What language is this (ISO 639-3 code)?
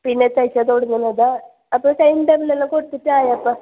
mal